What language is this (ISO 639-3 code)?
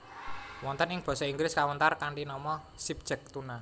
jav